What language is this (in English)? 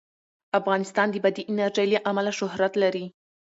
Pashto